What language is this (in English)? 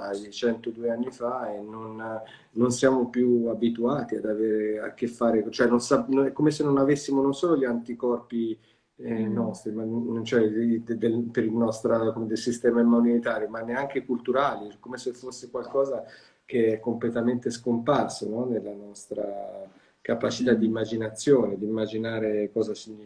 Italian